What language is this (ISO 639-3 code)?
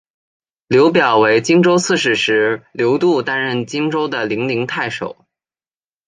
zho